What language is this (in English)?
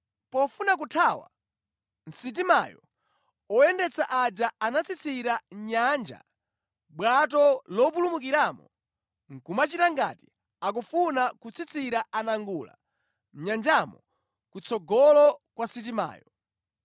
Nyanja